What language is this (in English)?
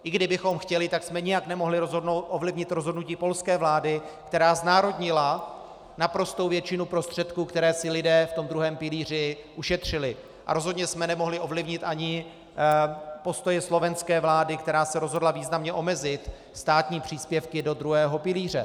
Czech